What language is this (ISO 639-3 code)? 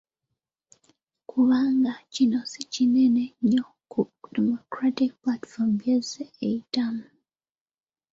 lug